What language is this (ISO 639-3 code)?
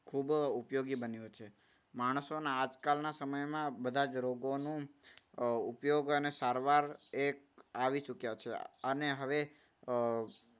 guj